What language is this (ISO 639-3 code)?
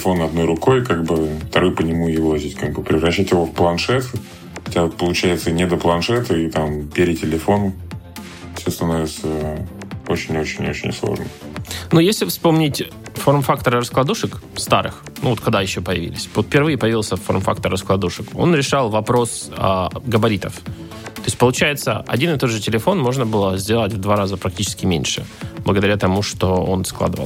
rus